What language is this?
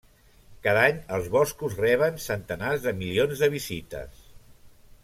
Catalan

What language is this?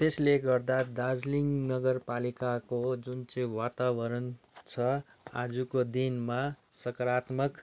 Nepali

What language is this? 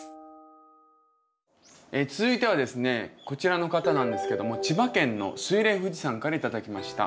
Japanese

